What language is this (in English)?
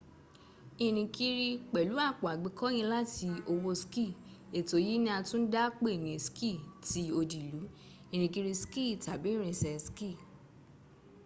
Yoruba